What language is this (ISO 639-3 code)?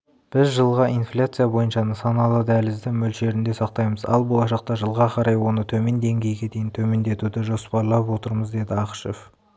kaz